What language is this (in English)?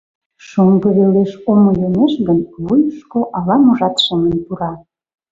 Mari